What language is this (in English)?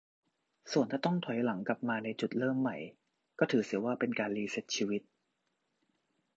Thai